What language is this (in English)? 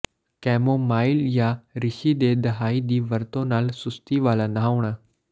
Punjabi